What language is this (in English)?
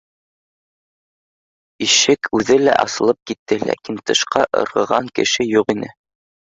Bashkir